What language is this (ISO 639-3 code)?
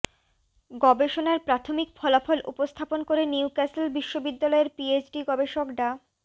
ben